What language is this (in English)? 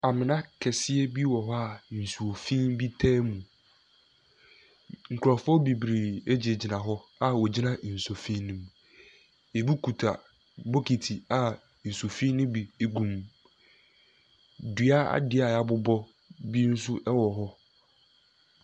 Akan